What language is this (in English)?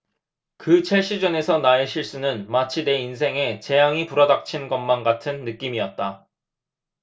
Korean